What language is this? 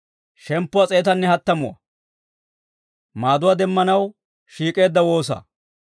Dawro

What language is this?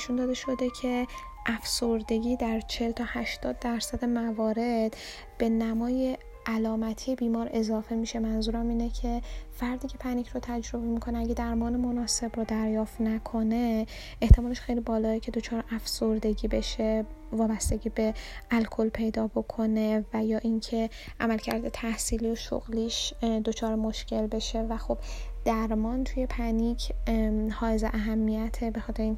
Persian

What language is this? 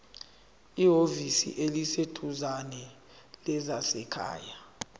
Zulu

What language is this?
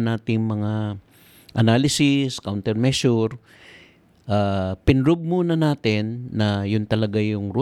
Filipino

